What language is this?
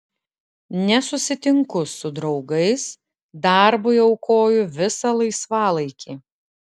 Lithuanian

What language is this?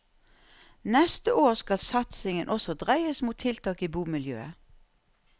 Norwegian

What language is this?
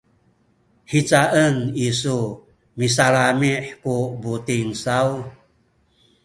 Sakizaya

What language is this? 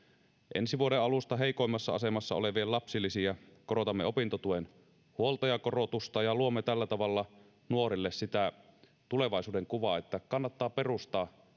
Finnish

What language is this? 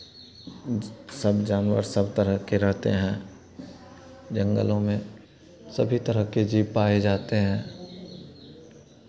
Hindi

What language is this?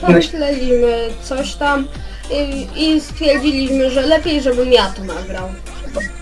Polish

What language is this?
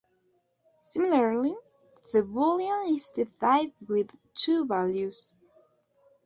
English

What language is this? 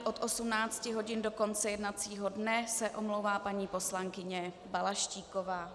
Czech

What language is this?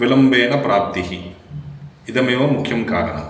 Sanskrit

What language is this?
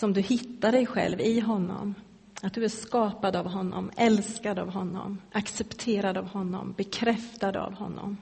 Swedish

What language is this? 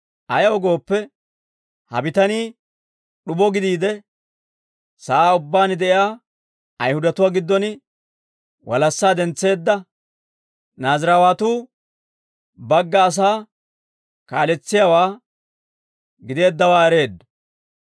Dawro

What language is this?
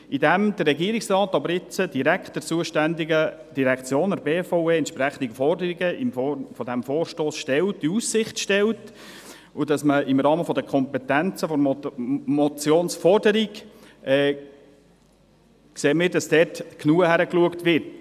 Swiss German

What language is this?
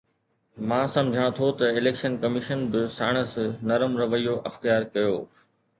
Sindhi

